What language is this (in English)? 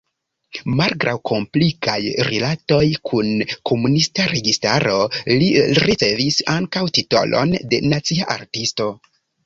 Esperanto